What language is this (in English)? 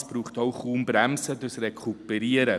Swiss German